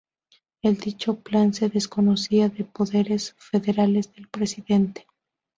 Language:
Spanish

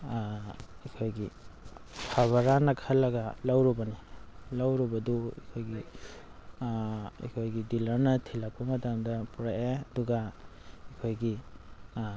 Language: Manipuri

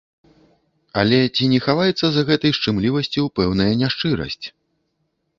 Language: Belarusian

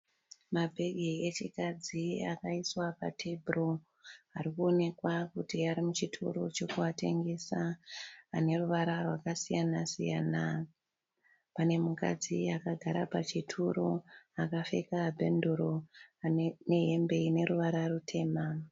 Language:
Shona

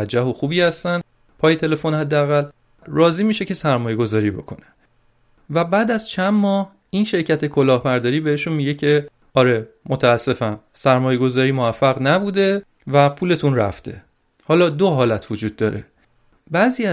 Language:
Persian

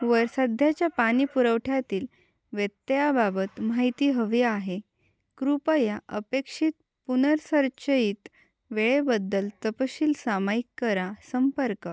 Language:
Marathi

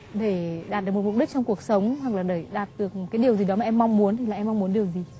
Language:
Vietnamese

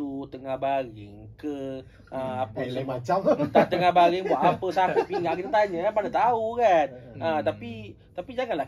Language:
Malay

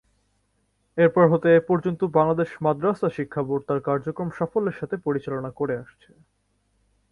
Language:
Bangla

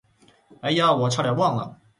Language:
Chinese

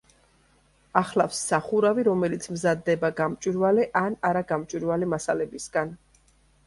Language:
Georgian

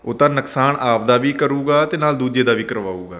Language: Punjabi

